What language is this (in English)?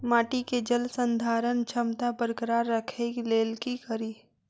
Maithili